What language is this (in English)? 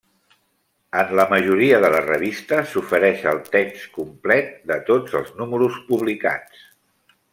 Catalan